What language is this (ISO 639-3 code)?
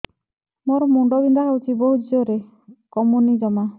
ori